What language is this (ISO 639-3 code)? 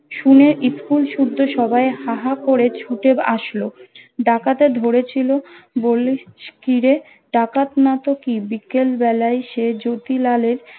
ben